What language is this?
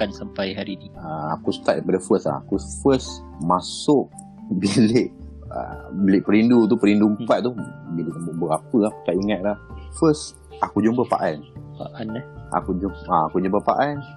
Malay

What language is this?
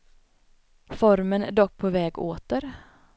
Swedish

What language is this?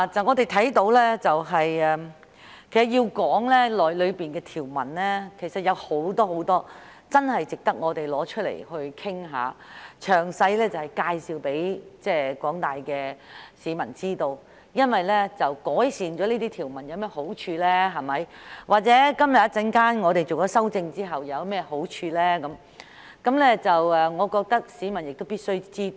Cantonese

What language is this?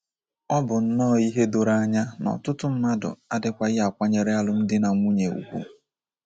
Igbo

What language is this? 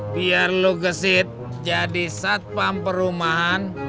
Indonesian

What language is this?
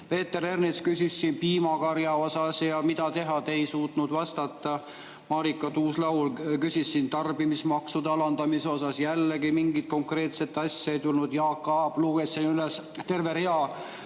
Estonian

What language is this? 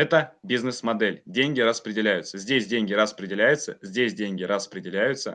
Russian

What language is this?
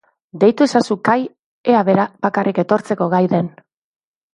Basque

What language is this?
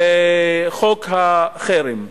Hebrew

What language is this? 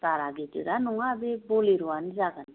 Bodo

